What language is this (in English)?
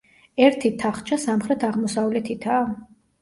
Georgian